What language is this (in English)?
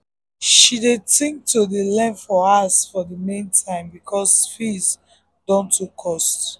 Nigerian Pidgin